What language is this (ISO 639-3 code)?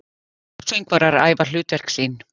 isl